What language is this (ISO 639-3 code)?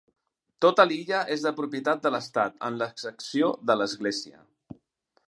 cat